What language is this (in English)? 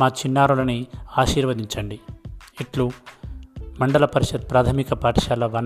Telugu